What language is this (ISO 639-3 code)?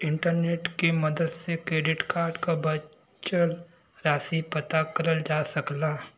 bho